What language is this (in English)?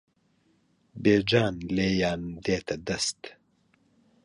Central Kurdish